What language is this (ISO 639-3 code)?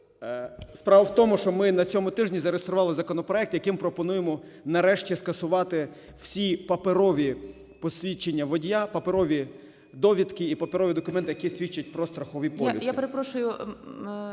ukr